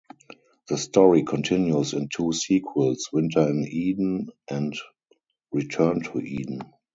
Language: English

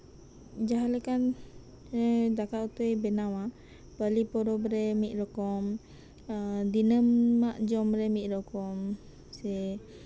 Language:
Santali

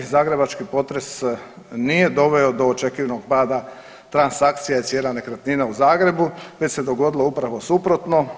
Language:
Croatian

